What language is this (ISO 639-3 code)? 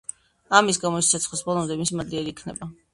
kat